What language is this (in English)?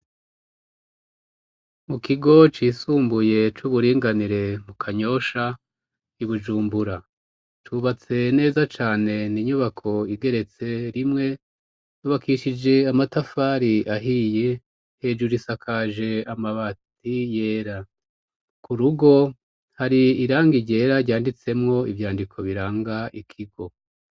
Rundi